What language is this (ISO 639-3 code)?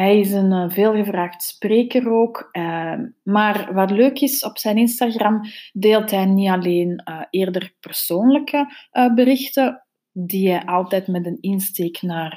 nld